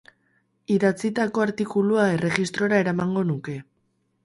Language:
Basque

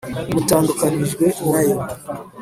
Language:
Kinyarwanda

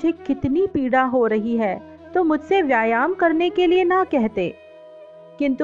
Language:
Hindi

